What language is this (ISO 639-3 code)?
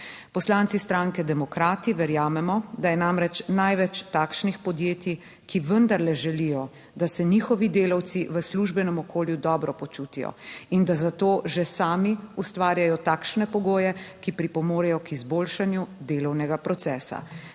slv